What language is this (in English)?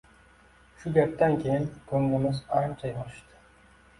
Uzbek